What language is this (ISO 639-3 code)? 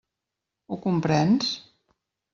cat